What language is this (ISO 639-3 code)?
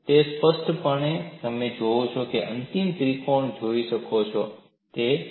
guj